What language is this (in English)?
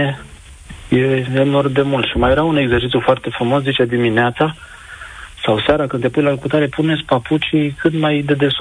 Romanian